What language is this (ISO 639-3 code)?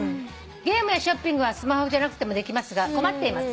jpn